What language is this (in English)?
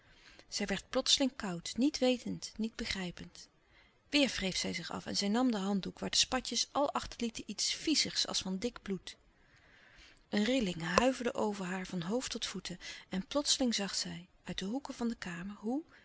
Dutch